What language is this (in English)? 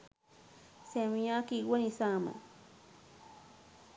Sinhala